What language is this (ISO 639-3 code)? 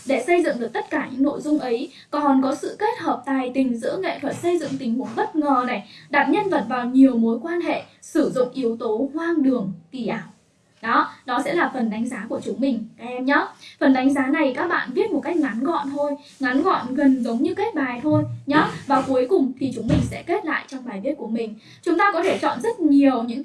vie